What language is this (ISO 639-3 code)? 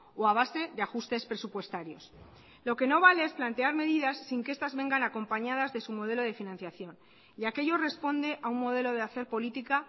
spa